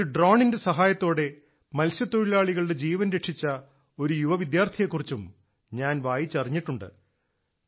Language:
Malayalam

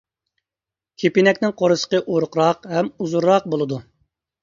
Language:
Uyghur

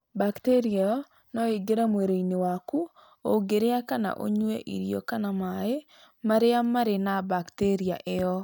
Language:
Kikuyu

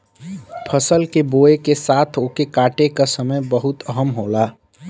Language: Bhojpuri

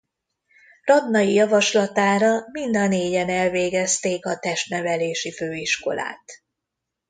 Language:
Hungarian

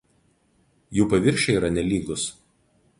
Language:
Lithuanian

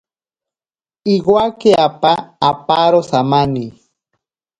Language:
Ashéninka Perené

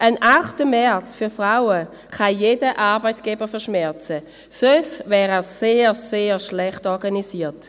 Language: Swiss German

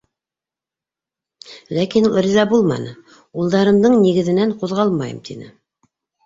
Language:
Bashkir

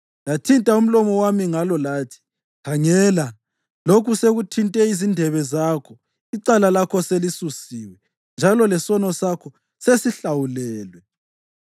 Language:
North Ndebele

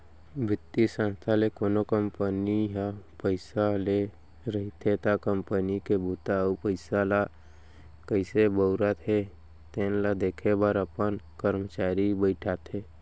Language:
Chhattisgarhi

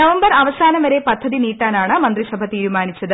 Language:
Malayalam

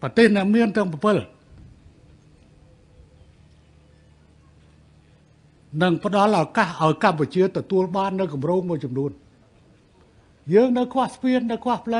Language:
Vietnamese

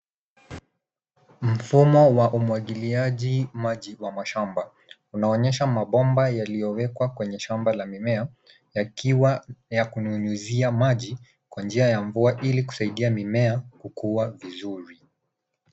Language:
Swahili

